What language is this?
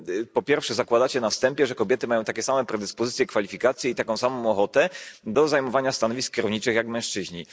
Polish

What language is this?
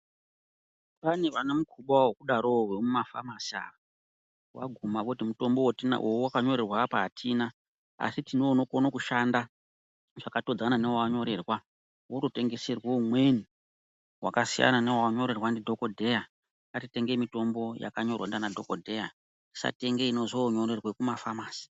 Ndau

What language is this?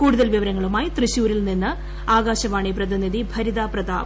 Malayalam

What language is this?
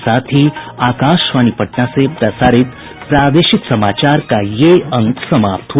Hindi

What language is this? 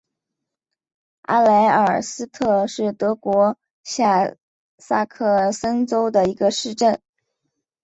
Chinese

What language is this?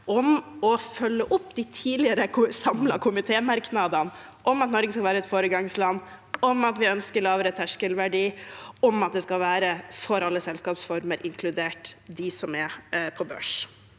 Norwegian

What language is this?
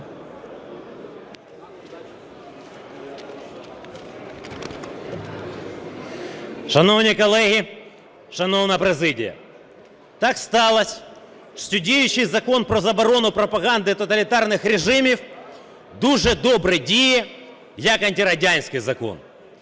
Ukrainian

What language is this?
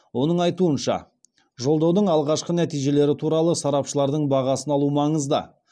Kazakh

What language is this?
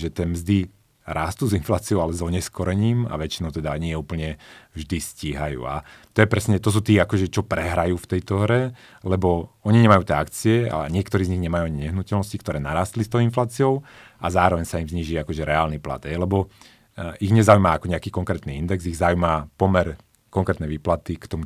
Slovak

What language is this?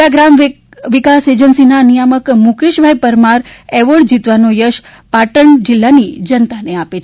Gujarati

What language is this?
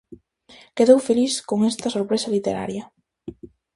Galician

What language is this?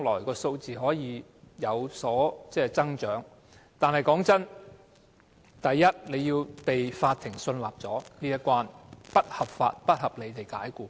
Cantonese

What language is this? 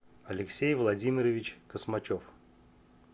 Russian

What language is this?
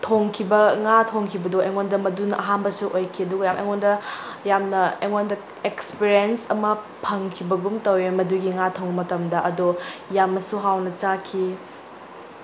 Manipuri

